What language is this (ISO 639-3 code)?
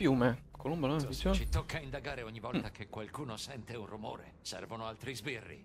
ita